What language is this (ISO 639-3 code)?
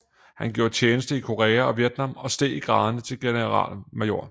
dan